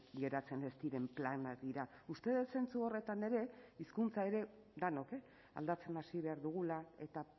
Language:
Basque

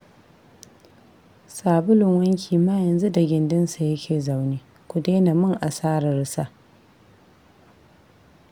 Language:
Hausa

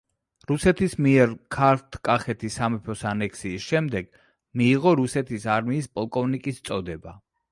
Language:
Georgian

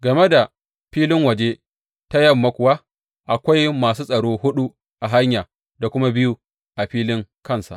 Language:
Hausa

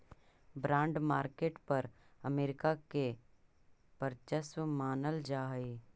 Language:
Magahi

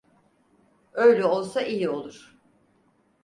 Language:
Turkish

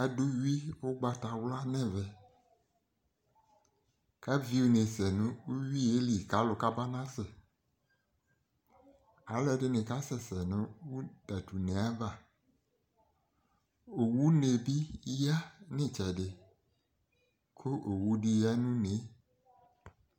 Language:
Ikposo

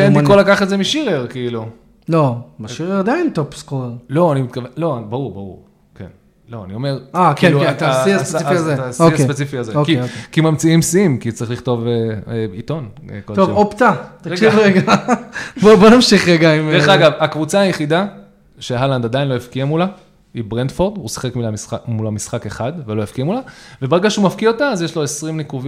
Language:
Hebrew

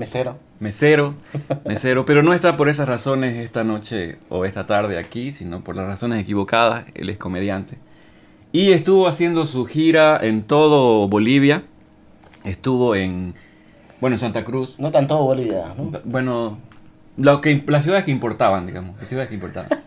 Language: Spanish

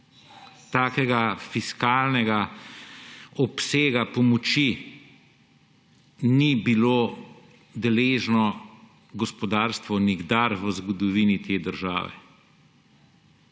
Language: Slovenian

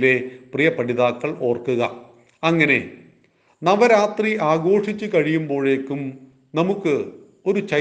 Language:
Malayalam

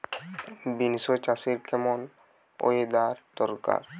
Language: Bangla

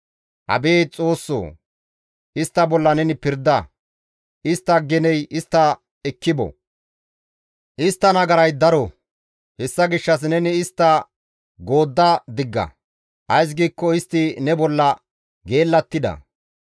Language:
Gamo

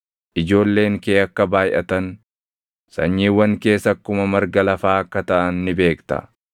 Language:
Oromo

